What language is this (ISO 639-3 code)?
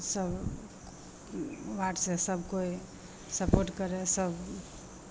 mai